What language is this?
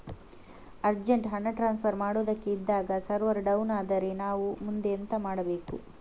Kannada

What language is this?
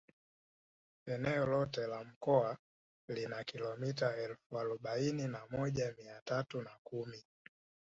Swahili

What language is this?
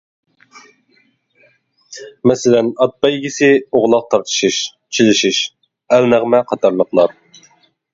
Uyghur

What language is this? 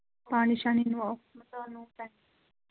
Dogri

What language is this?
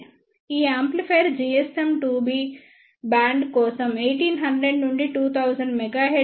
Telugu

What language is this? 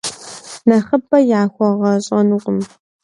Kabardian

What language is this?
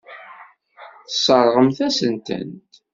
Kabyle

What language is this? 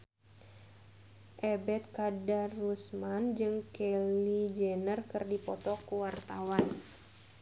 Sundanese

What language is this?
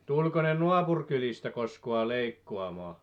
Finnish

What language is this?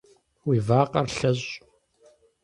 Kabardian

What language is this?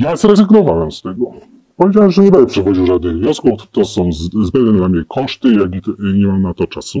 Polish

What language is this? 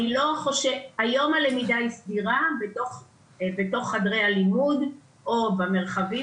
Hebrew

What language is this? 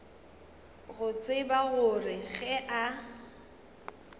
Northern Sotho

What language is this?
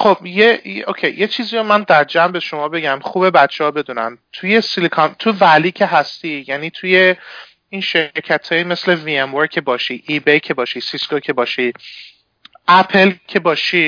Persian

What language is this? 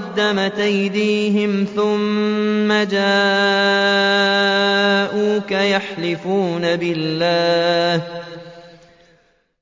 Arabic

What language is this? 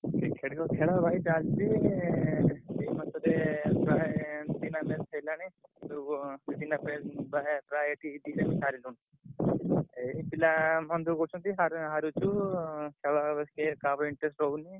Odia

